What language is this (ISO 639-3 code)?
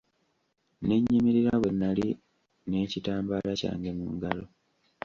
lug